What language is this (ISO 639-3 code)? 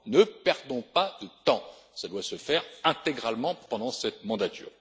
fra